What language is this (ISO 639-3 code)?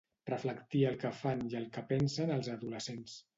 cat